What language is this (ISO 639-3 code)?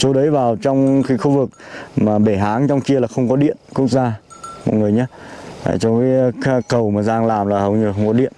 vie